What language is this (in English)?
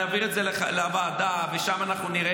Hebrew